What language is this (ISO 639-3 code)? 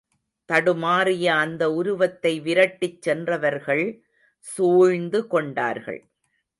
tam